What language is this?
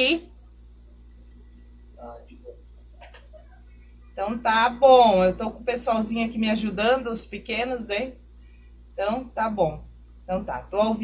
Portuguese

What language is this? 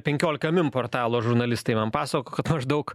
Lithuanian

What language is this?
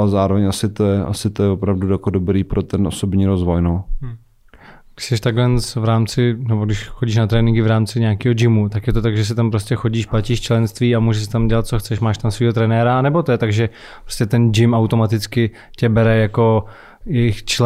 Czech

